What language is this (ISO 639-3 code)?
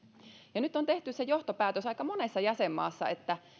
fin